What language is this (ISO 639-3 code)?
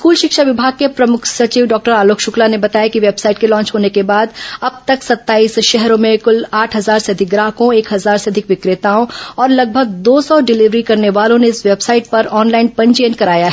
hin